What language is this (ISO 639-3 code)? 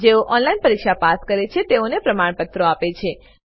guj